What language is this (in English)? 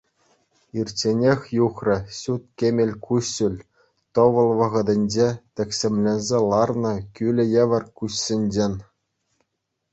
Chuvash